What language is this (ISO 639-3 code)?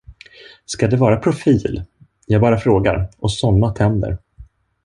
swe